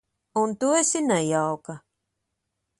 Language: Latvian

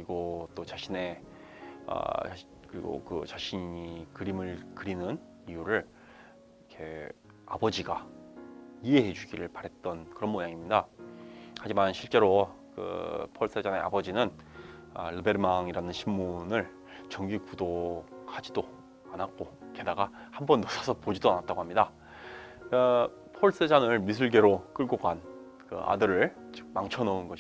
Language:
Korean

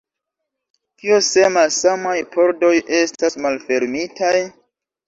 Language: Esperanto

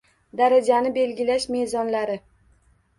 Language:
Uzbek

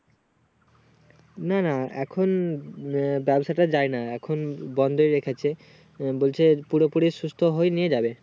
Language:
Bangla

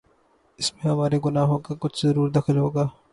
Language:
Urdu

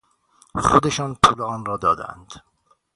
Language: Persian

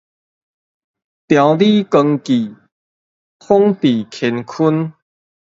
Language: Min Nan Chinese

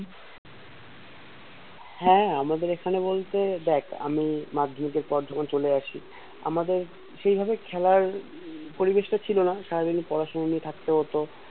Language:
Bangla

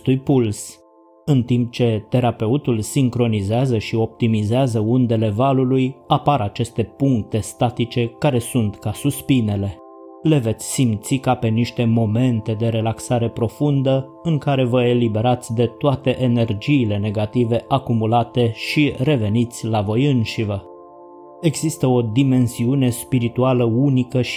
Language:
Romanian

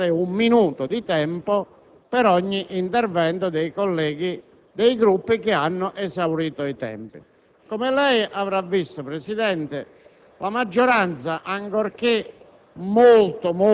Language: Italian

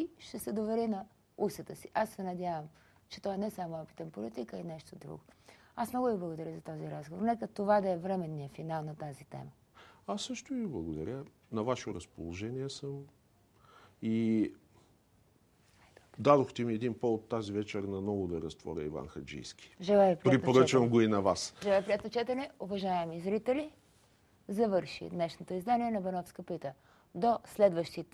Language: Bulgarian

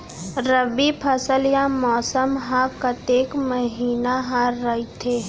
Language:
Chhattisgarhi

